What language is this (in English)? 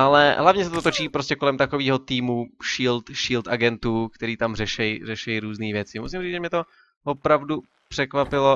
Czech